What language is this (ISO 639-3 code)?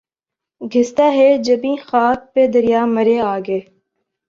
urd